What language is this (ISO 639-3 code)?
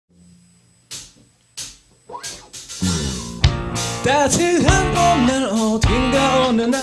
kor